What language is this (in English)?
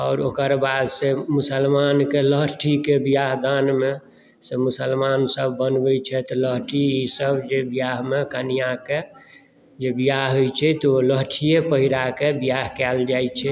Maithili